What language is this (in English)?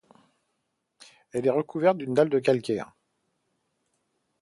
French